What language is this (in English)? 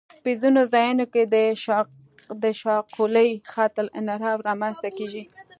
Pashto